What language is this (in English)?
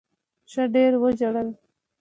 Pashto